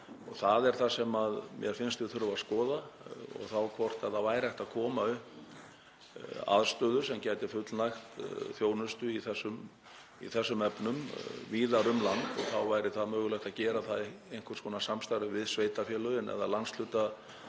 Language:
Icelandic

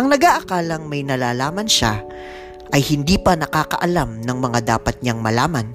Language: Filipino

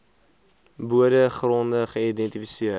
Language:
Afrikaans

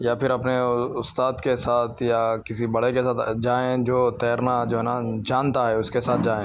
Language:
Urdu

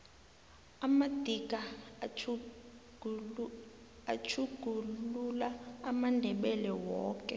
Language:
South Ndebele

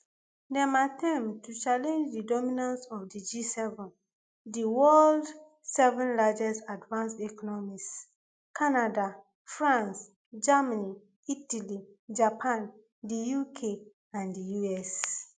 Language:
Nigerian Pidgin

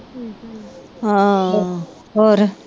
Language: Punjabi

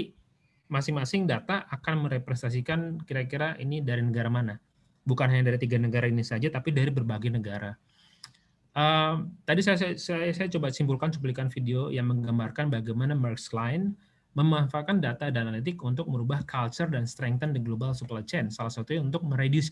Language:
Indonesian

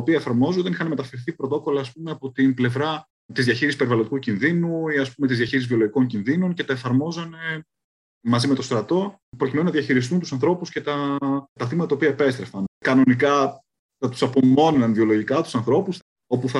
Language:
Greek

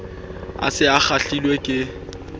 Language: Southern Sotho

